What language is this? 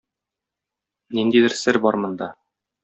Tatar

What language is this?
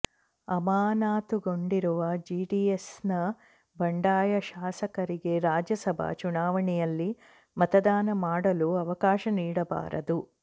Kannada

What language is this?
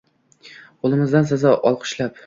Uzbek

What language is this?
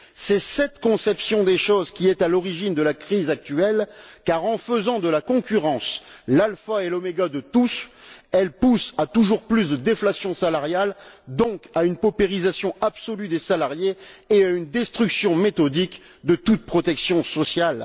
French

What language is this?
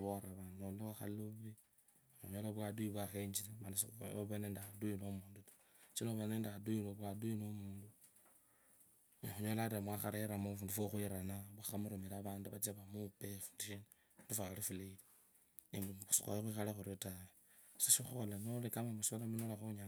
Kabras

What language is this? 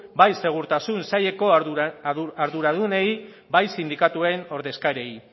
Basque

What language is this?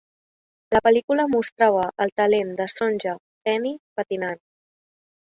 Catalan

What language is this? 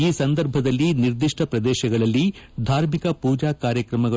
Kannada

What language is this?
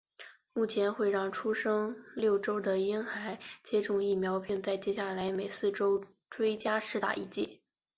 Chinese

